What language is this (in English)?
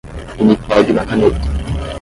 Portuguese